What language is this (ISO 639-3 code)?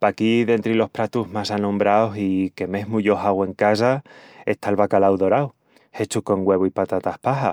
ext